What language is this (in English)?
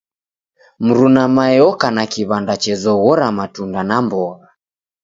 Taita